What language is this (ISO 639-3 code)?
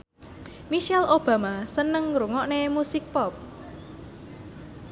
jav